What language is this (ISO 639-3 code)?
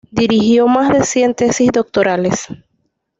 spa